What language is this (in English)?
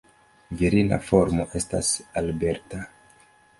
Esperanto